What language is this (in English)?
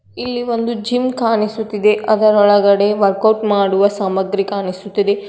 Kannada